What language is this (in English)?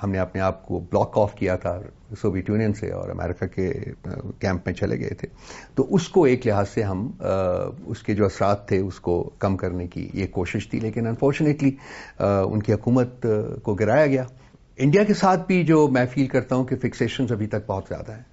Urdu